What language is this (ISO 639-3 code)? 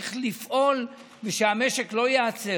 heb